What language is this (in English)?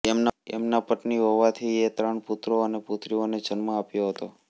Gujarati